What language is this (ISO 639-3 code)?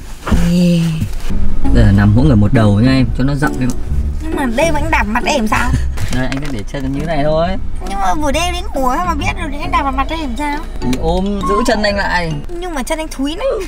vie